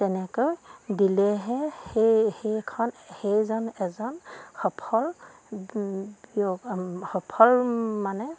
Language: Assamese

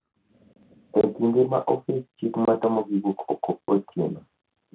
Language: Luo (Kenya and Tanzania)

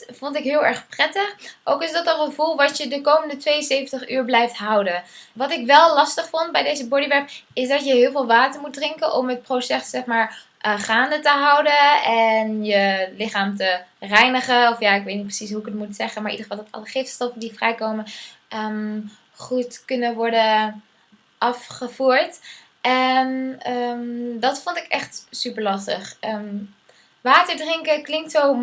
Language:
Dutch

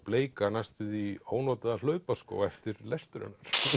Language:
Icelandic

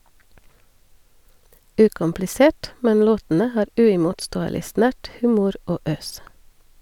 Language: Norwegian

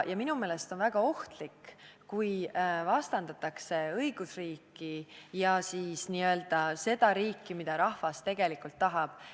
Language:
Estonian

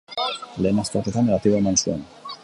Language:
Basque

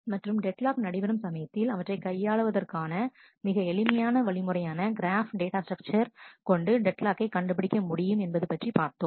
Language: Tamil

